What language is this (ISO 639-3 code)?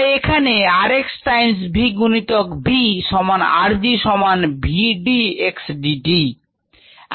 ben